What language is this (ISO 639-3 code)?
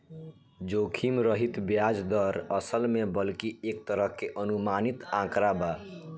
bho